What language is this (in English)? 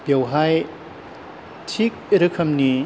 Bodo